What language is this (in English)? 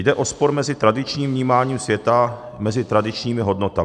Czech